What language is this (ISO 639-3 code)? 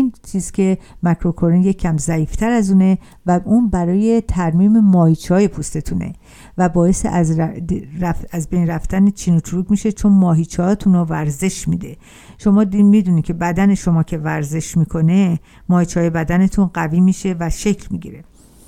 fas